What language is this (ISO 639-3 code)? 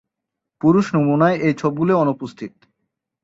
ben